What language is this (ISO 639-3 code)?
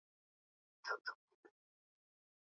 swa